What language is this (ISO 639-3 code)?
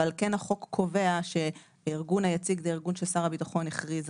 heb